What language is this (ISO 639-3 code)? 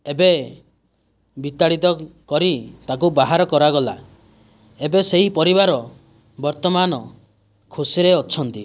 ori